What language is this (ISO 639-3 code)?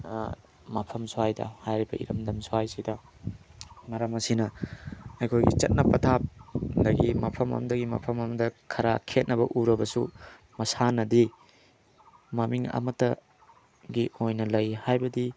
mni